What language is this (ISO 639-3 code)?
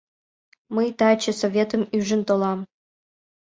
chm